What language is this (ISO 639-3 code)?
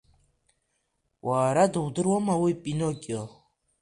abk